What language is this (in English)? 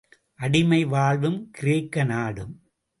Tamil